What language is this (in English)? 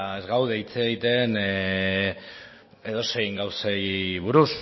Basque